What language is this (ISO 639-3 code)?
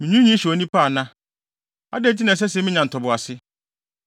aka